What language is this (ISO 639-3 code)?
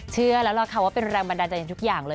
tha